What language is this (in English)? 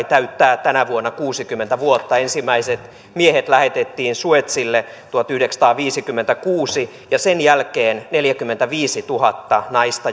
Finnish